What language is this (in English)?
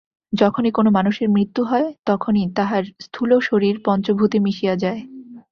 Bangla